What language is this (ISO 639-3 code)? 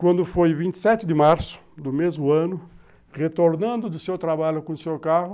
por